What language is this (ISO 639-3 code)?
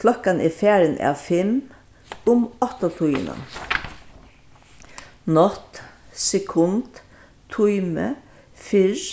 fao